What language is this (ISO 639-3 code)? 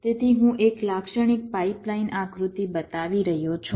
guj